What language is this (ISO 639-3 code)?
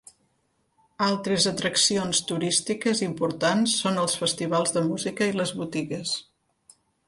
cat